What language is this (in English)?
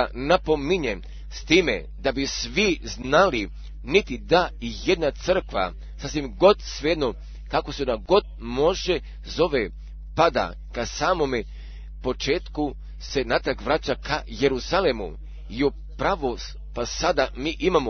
Croatian